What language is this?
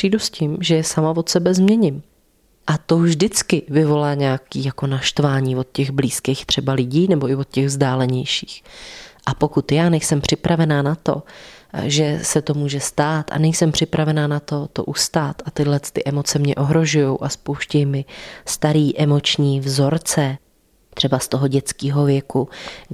Czech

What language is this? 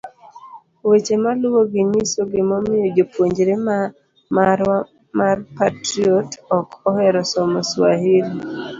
Luo (Kenya and Tanzania)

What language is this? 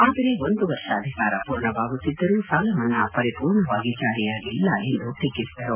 Kannada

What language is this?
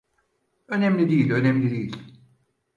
Turkish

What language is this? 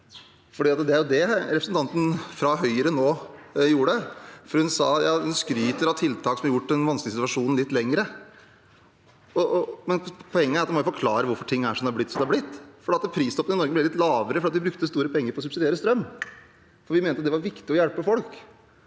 Norwegian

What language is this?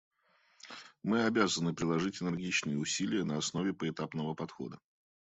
Russian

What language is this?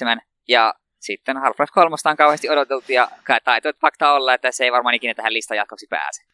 Finnish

